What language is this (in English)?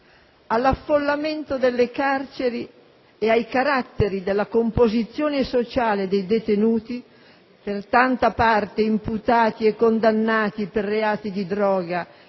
Italian